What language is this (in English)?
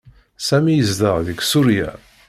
Kabyle